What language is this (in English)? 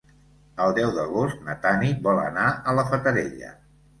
Catalan